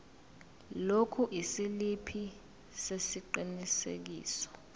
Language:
Zulu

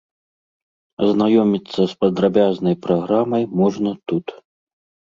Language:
Belarusian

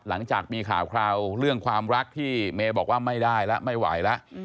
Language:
Thai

